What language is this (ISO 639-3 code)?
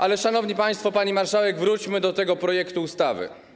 pol